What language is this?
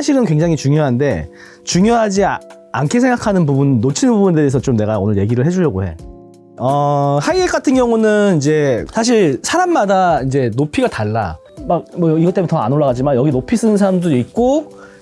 Korean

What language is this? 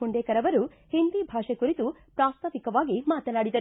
Kannada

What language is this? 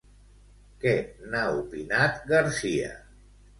Catalan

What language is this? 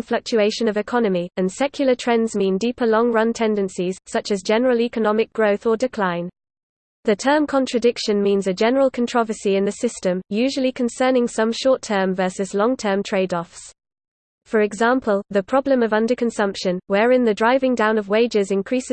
English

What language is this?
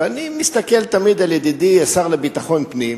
Hebrew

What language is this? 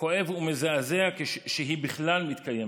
Hebrew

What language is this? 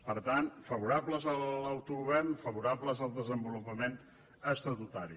Catalan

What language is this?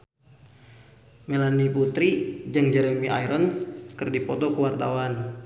Sundanese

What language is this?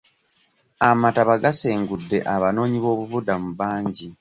Ganda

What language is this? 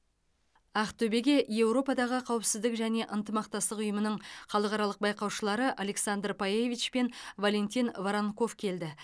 Kazakh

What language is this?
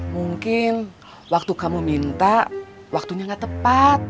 Indonesian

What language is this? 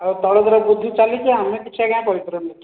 Odia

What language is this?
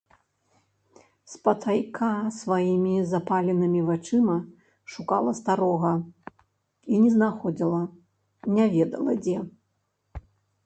Belarusian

